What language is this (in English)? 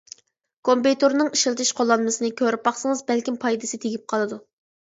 Uyghur